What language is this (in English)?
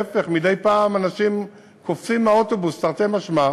Hebrew